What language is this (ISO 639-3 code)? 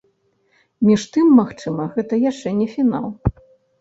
bel